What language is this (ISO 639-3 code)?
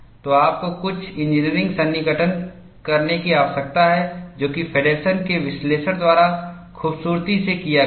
hin